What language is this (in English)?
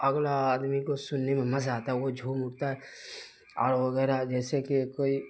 Urdu